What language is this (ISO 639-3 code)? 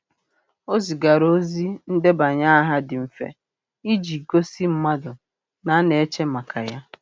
ibo